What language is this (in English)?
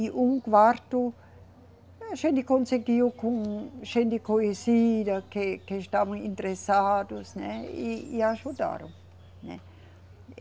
Portuguese